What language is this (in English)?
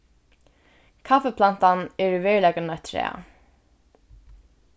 Faroese